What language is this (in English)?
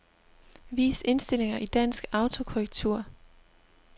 Danish